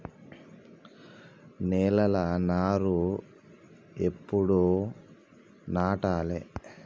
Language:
Telugu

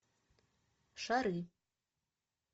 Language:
Russian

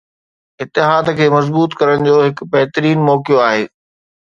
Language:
Sindhi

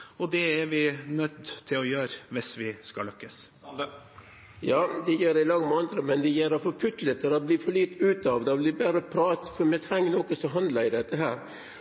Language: Norwegian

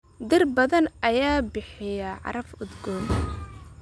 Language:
Somali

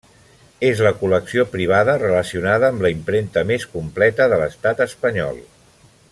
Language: Catalan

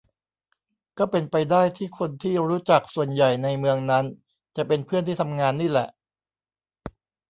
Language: Thai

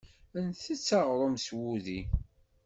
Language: Kabyle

